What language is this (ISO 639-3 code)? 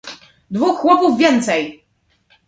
pol